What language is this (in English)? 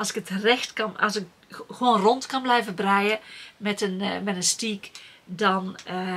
Dutch